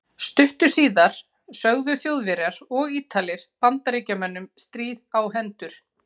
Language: Icelandic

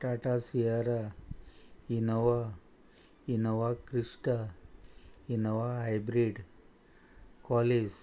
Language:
Konkani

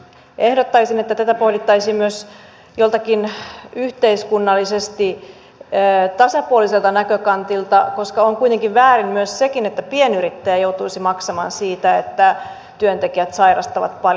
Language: Finnish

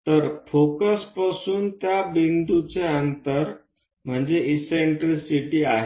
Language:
Marathi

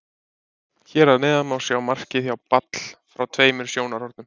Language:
Icelandic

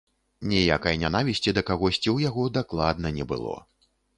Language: Belarusian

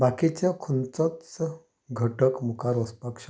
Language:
Konkani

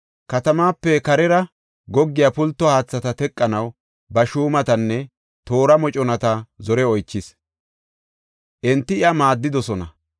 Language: Gofa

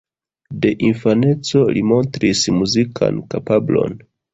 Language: Esperanto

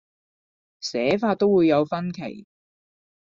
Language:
Cantonese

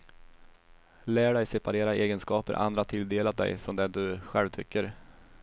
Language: Swedish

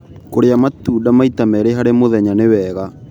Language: Kikuyu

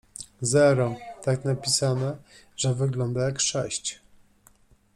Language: Polish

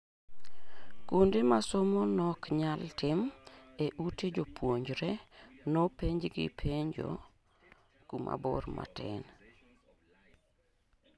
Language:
Luo (Kenya and Tanzania)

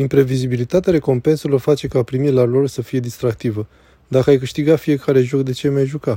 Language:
Romanian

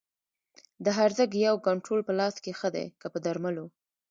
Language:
Pashto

